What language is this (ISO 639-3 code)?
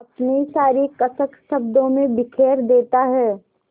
hin